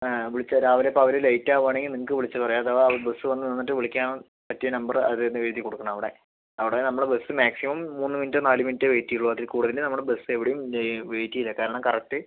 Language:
Malayalam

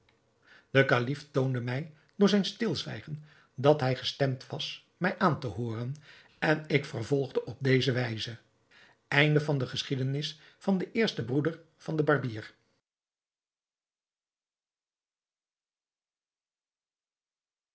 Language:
Dutch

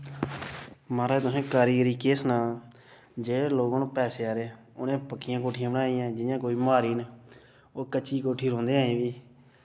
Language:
Dogri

